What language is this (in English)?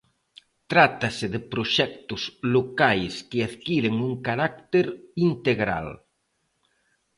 Galician